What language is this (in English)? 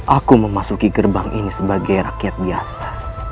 Indonesian